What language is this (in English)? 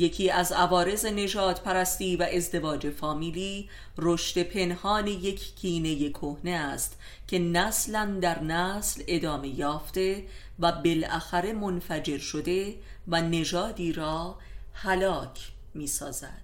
Persian